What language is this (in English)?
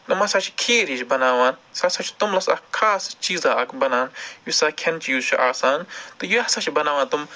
Kashmiri